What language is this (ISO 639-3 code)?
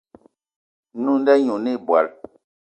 eto